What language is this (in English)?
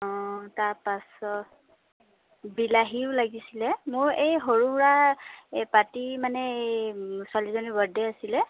Assamese